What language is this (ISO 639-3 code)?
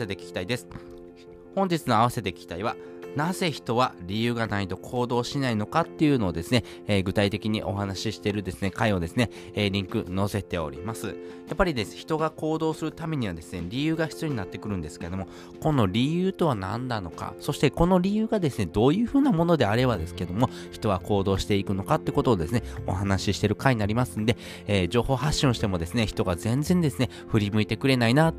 jpn